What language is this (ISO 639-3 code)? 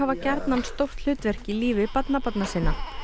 isl